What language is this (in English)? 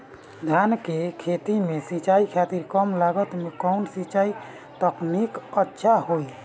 Bhojpuri